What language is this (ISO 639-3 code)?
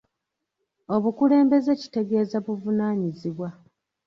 lug